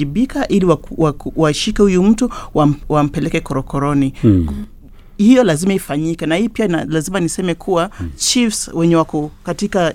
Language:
Swahili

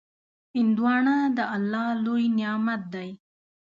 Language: Pashto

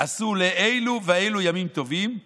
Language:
Hebrew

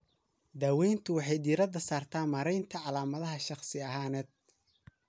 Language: Somali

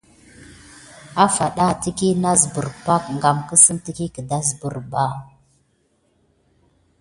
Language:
Gidar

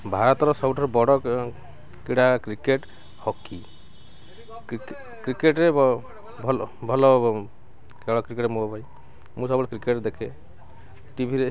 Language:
Odia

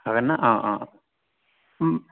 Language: Bodo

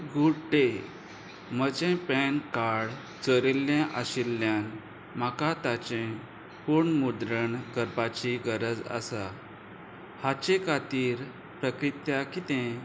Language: Konkani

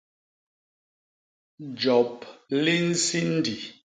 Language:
Basaa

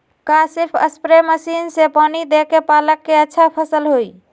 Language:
Magahi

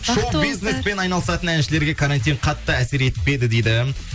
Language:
Kazakh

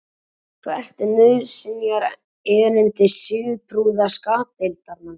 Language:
Icelandic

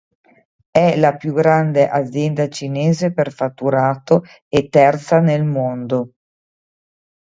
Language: Italian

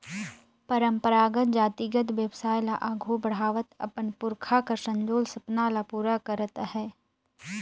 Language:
Chhattisgarhi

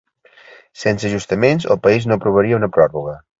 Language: Catalan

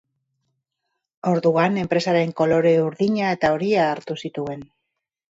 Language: Basque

